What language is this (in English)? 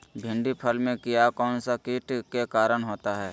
Magahi